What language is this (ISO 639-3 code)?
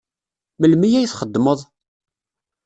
kab